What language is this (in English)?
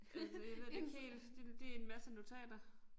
Danish